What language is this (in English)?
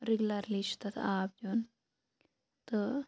Kashmiri